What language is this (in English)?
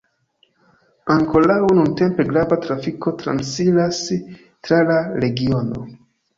Esperanto